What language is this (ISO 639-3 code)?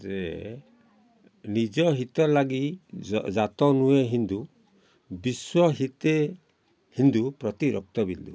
ori